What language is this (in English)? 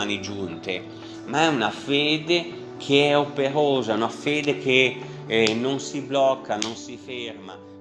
Italian